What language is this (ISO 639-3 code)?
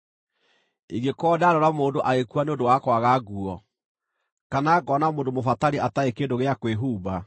kik